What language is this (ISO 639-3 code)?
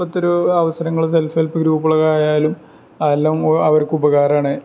mal